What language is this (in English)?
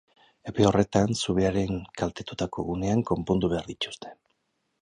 Basque